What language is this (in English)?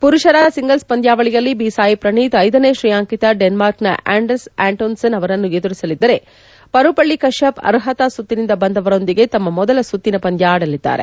Kannada